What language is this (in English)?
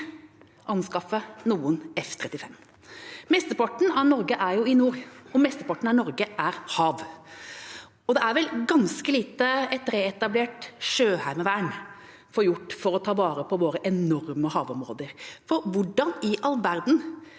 Norwegian